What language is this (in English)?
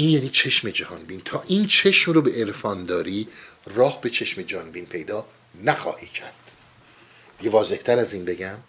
Persian